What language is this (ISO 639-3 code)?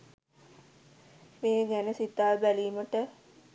sin